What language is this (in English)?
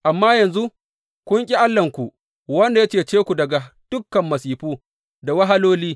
Hausa